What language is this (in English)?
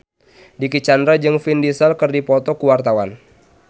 Sundanese